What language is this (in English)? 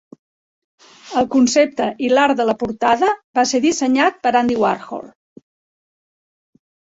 Catalan